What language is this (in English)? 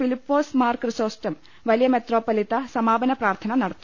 Malayalam